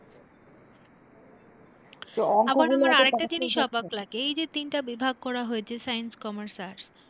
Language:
Bangla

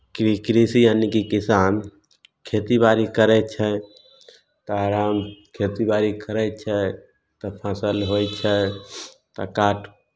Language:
Maithili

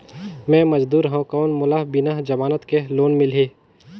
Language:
Chhattisgarhi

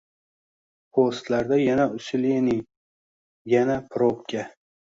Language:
Uzbek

